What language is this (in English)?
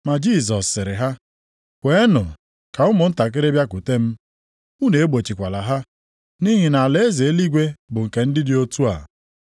Igbo